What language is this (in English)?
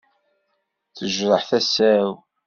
Kabyle